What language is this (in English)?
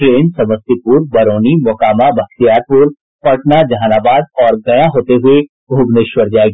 Hindi